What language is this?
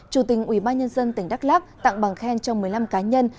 Vietnamese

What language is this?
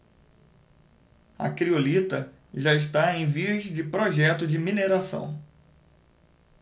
Portuguese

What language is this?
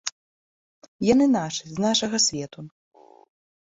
Belarusian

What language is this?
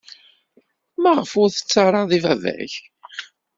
Kabyle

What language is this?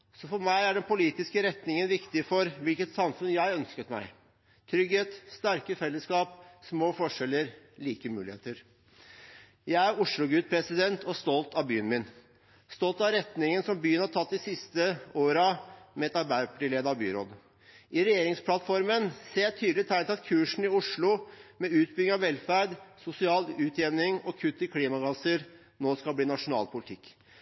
Norwegian Bokmål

